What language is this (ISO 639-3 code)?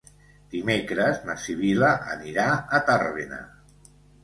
cat